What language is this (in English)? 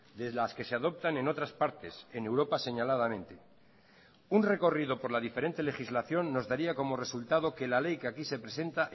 Spanish